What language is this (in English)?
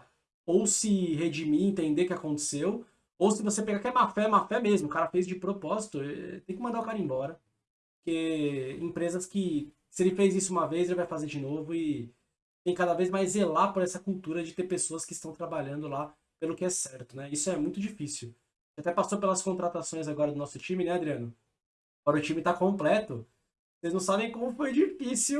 Portuguese